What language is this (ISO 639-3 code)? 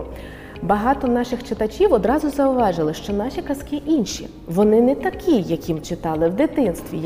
ukr